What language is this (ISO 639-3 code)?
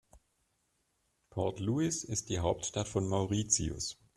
deu